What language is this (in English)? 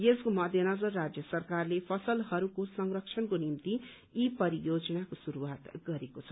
Nepali